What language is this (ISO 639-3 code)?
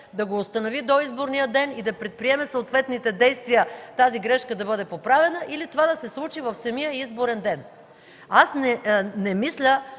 bul